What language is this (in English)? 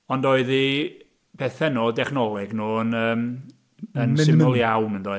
Welsh